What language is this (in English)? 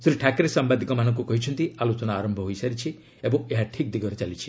Odia